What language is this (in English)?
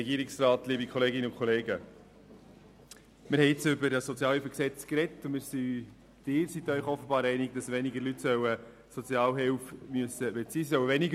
Swiss German